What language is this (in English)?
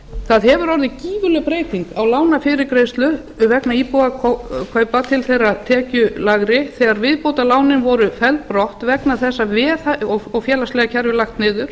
Icelandic